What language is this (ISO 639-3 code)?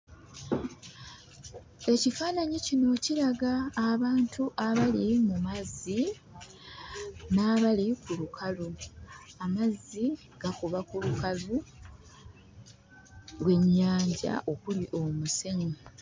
lug